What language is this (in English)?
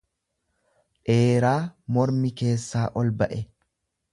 Oromo